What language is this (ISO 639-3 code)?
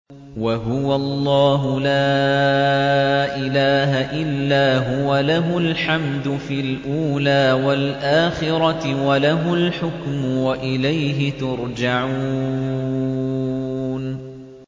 ara